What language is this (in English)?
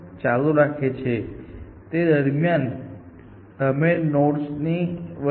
Gujarati